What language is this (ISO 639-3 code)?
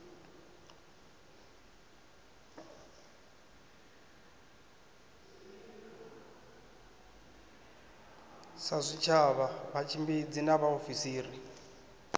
ven